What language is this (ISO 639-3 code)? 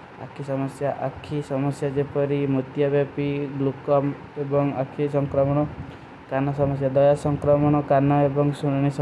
uki